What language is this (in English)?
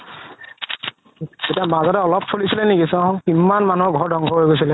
Assamese